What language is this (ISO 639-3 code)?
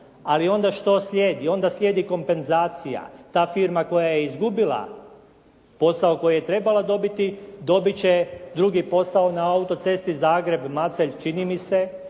hrv